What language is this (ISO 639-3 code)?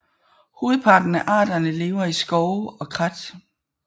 dan